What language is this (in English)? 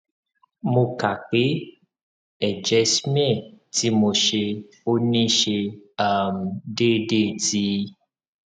Yoruba